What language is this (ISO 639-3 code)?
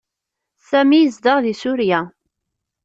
kab